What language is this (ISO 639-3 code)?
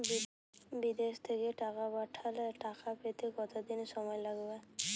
ben